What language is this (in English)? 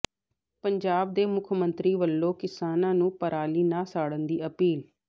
Punjabi